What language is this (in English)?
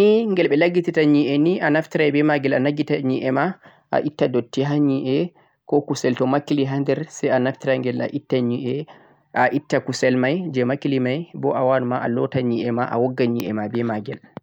Central-Eastern Niger Fulfulde